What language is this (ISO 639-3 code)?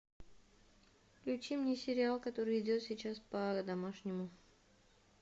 rus